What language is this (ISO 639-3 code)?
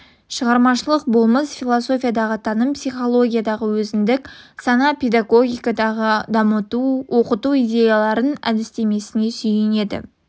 kaz